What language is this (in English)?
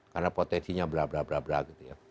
Indonesian